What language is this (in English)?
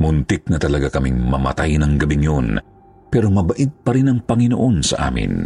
Filipino